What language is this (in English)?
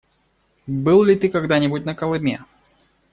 Russian